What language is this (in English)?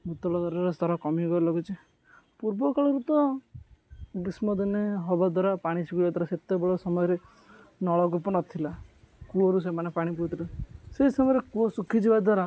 Odia